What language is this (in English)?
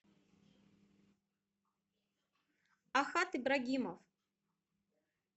Russian